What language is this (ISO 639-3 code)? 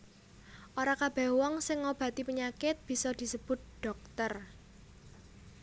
jav